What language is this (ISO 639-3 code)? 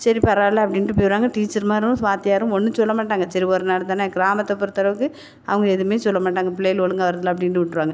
tam